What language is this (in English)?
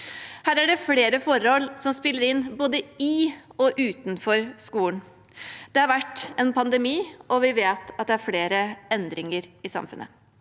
Norwegian